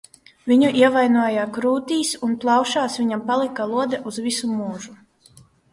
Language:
Latvian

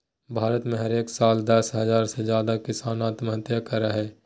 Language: Magahi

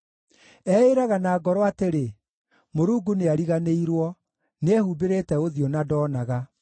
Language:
Kikuyu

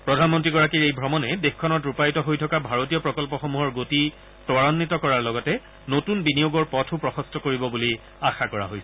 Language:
Assamese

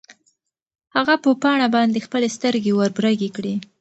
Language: Pashto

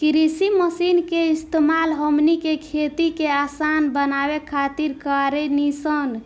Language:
Bhojpuri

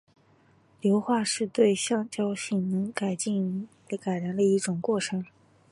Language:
Chinese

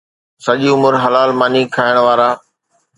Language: Sindhi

